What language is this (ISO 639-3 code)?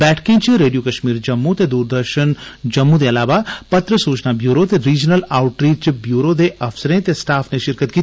doi